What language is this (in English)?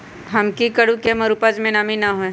Magahi